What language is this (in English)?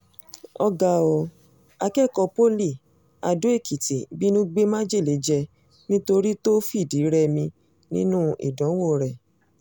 Yoruba